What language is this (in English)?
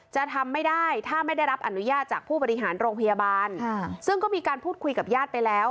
Thai